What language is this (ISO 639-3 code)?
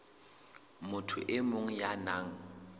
sot